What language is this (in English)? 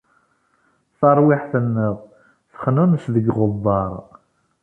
Kabyle